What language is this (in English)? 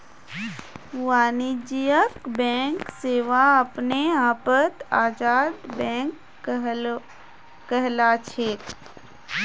Magahi